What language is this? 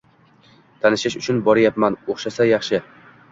Uzbek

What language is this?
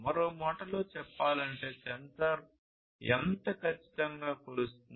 Telugu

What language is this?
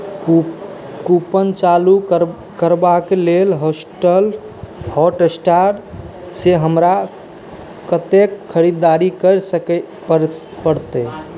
Maithili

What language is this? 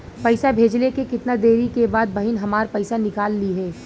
Bhojpuri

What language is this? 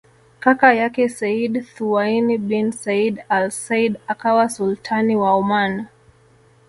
Swahili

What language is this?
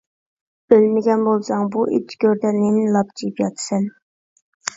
Uyghur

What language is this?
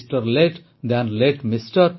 Odia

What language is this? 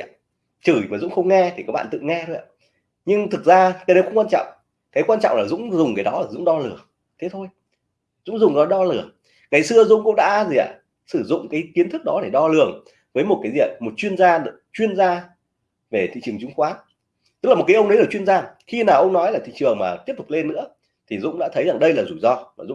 Vietnamese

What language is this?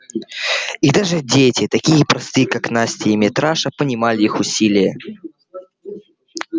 Russian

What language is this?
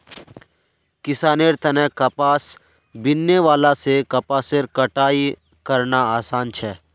Magahi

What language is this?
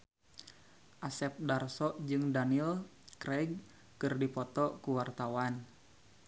Sundanese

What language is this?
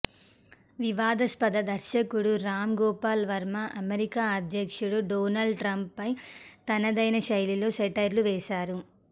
Telugu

